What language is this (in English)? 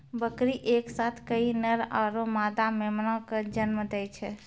Maithili